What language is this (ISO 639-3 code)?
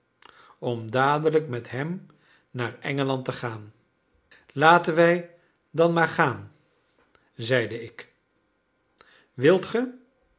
nld